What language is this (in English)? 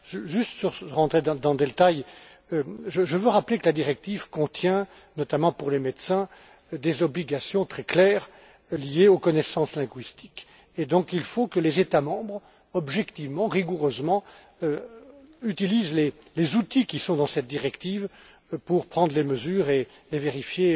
French